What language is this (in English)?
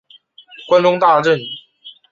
Chinese